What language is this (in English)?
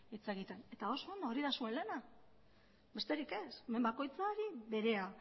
Basque